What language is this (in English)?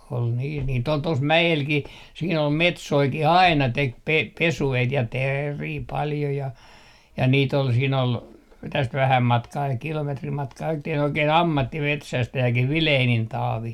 Finnish